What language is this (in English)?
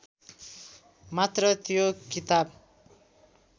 Nepali